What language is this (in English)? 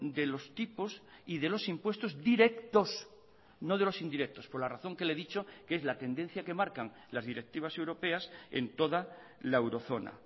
Spanish